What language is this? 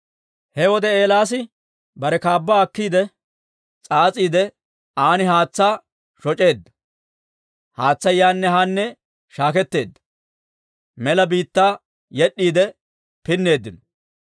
Dawro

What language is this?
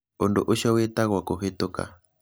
Kikuyu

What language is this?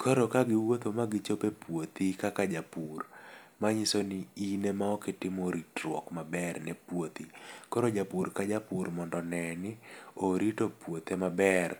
Luo (Kenya and Tanzania)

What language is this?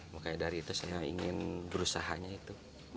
Indonesian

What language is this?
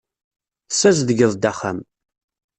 Kabyle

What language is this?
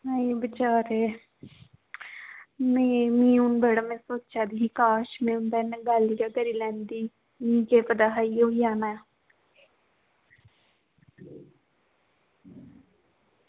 Dogri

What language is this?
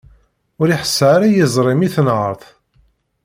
Kabyle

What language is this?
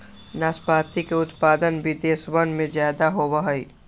Magahi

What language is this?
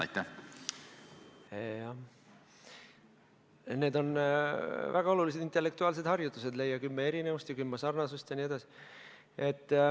Estonian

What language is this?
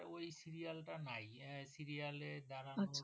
Bangla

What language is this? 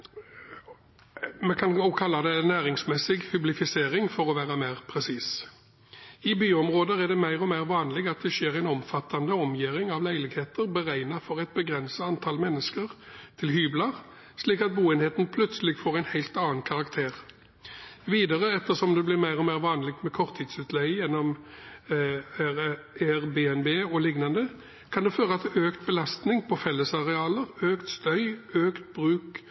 Norwegian Bokmål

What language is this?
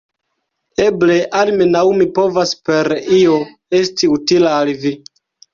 Esperanto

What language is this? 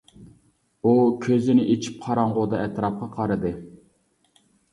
Uyghur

